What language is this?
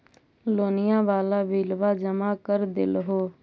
Magahi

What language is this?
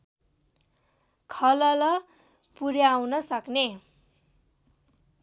Nepali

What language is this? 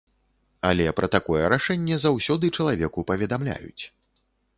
Belarusian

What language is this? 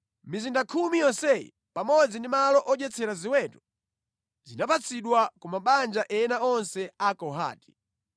Nyanja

